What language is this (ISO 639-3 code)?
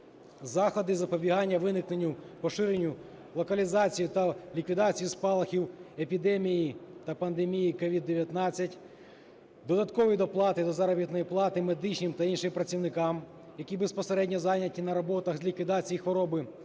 ukr